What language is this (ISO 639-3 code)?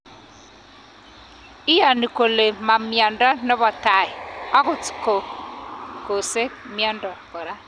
kln